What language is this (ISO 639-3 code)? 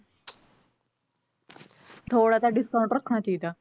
pan